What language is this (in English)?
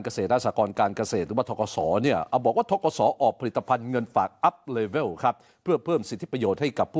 Thai